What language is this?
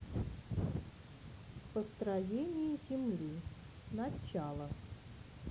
Russian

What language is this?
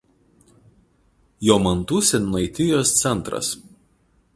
Lithuanian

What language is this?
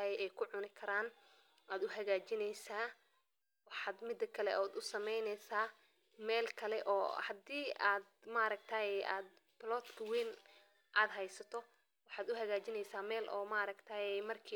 Somali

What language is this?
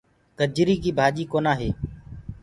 Gurgula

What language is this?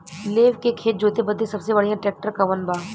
Bhojpuri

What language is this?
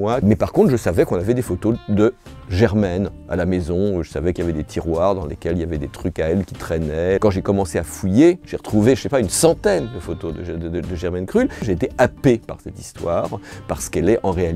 French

